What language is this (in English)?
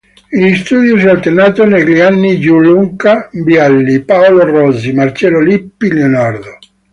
Italian